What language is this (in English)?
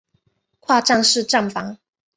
Chinese